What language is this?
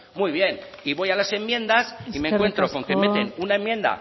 Spanish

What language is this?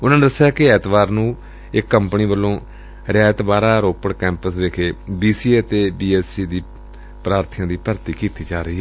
Punjabi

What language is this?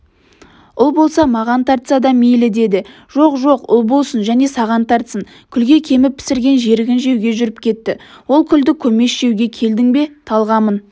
Kazakh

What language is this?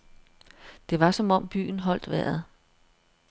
Danish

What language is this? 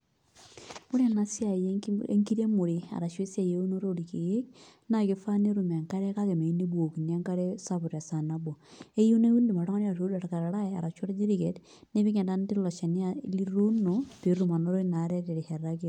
Masai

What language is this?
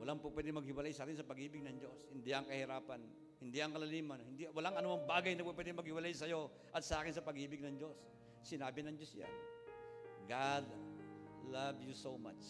Filipino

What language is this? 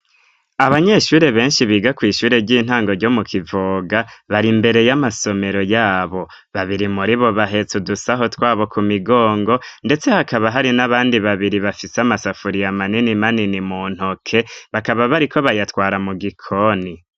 Rundi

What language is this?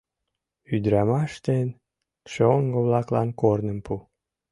Mari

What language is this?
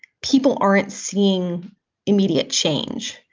English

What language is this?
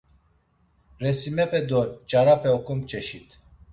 Laz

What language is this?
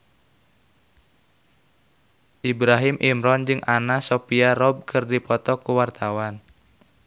Sundanese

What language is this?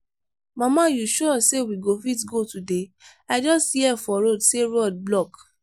Nigerian Pidgin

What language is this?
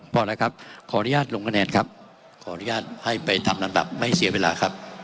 Thai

